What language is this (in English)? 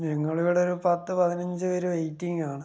Malayalam